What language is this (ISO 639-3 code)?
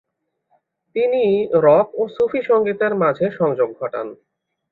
ben